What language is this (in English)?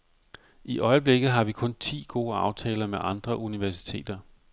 Danish